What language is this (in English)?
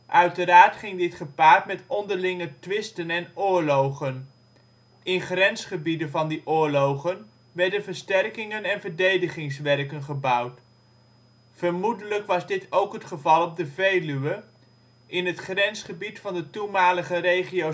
Dutch